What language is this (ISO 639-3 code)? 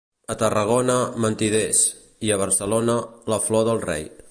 cat